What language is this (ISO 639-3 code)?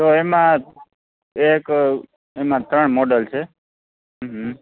guj